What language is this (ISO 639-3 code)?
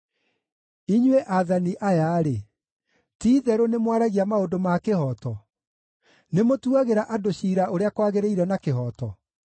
kik